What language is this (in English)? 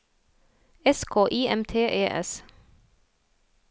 Norwegian